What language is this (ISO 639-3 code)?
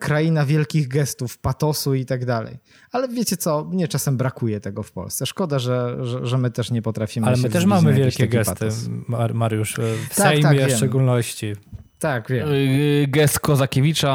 pol